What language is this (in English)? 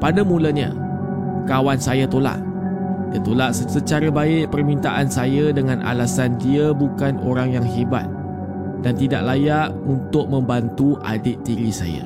Malay